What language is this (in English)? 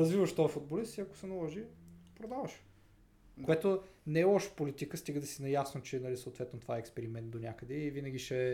Bulgarian